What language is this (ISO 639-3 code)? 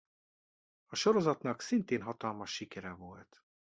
hun